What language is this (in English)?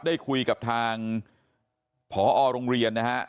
Thai